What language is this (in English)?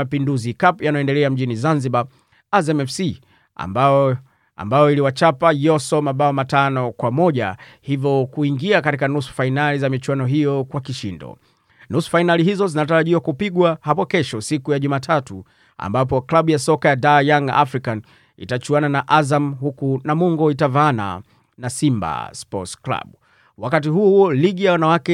Swahili